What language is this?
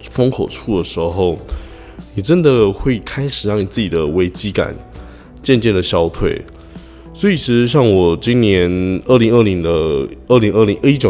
Chinese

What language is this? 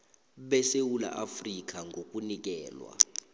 South Ndebele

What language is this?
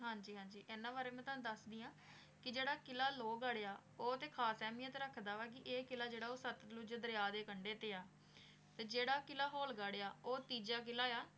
Punjabi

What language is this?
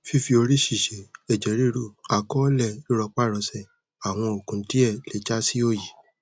Yoruba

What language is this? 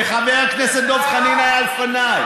Hebrew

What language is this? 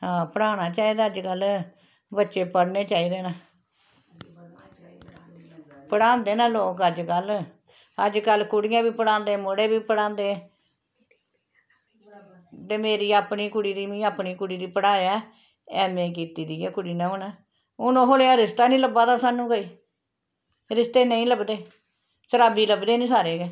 Dogri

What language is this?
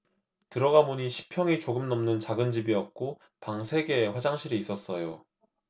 Korean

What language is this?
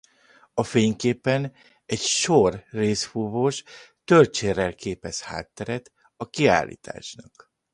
Hungarian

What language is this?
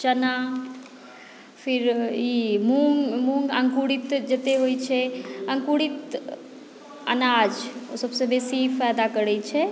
Maithili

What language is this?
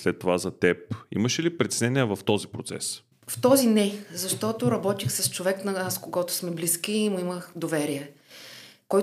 Bulgarian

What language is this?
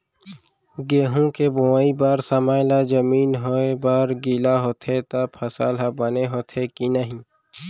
Chhattisgarhi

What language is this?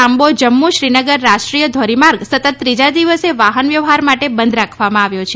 Gujarati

